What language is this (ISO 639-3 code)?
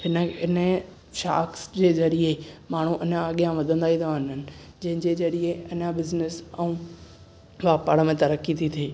snd